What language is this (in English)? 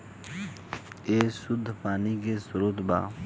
Bhojpuri